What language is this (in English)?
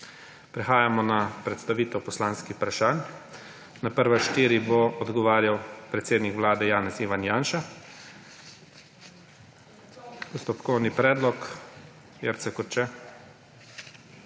Slovenian